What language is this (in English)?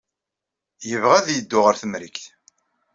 Kabyle